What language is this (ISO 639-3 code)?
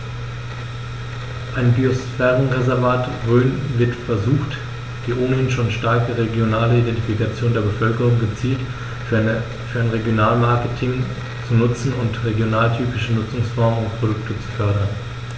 deu